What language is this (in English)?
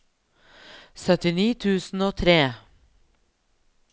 Norwegian